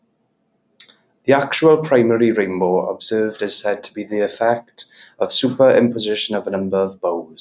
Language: English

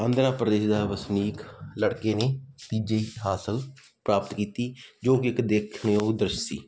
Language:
Punjabi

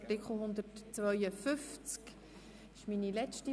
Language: Swiss German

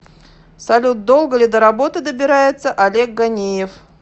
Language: Russian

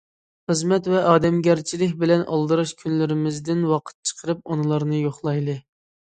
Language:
Uyghur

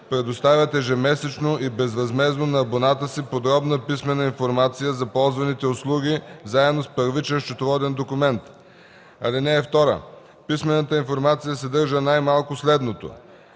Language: Bulgarian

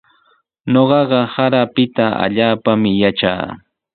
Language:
Sihuas Ancash Quechua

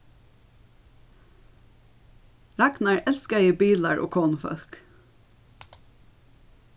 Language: Faroese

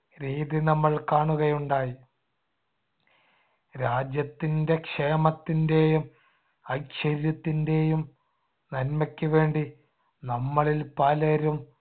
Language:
Malayalam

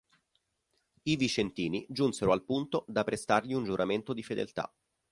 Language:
Italian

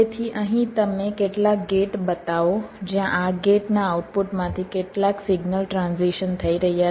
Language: Gujarati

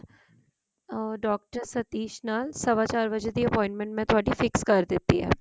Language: Punjabi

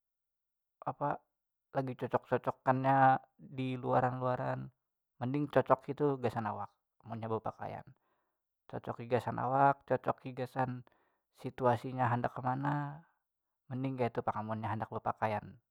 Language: Banjar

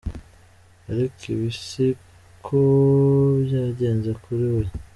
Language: Kinyarwanda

